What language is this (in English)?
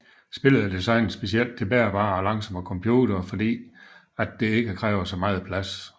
Danish